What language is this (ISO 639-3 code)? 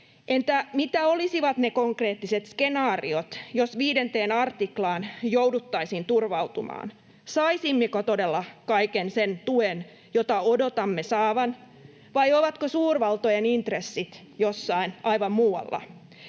fin